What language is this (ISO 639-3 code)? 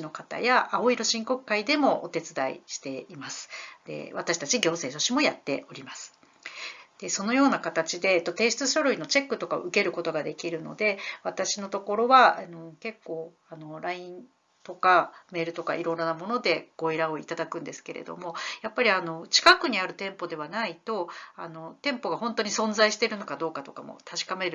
jpn